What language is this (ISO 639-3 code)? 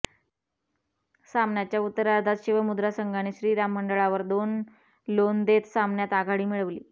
mar